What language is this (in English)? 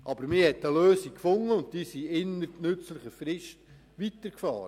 Swiss German